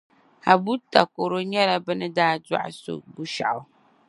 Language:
Dagbani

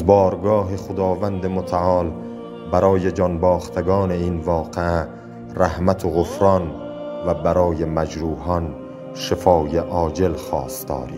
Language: Persian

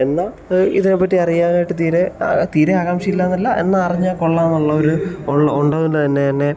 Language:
Malayalam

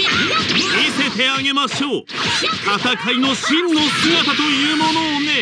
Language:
Japanese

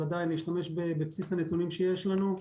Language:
Hebrew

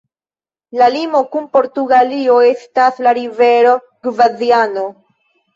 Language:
Esperanto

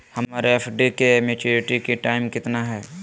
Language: Magahi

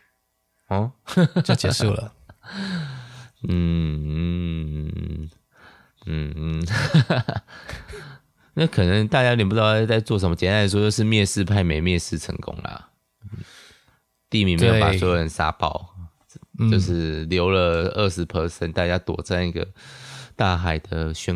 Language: Chinese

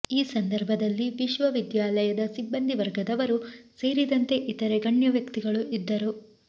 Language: Kannada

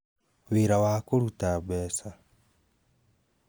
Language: Kikuyu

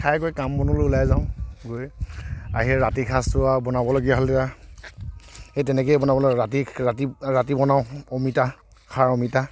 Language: Assamese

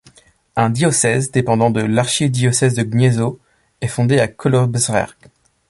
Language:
French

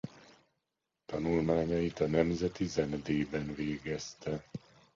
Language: Hungarian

